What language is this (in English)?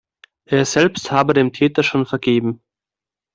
German